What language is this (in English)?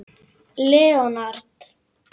Icelandic